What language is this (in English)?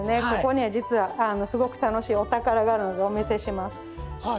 Japanese